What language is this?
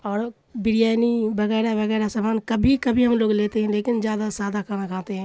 Urdu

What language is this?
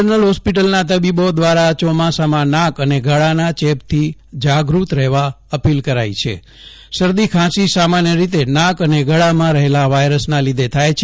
Gujarati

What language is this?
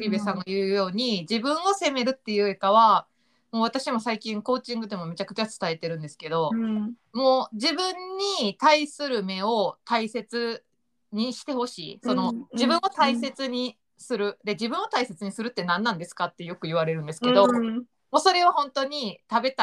Japanese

